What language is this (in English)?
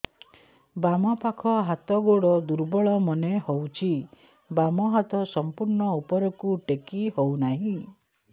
Odia